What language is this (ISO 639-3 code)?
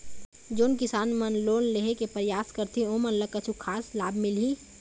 hne